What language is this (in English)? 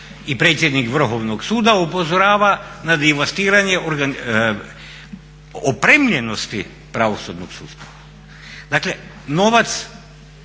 Croatian